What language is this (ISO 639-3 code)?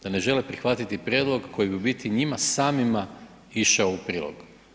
hrv